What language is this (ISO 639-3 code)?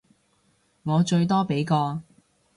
yue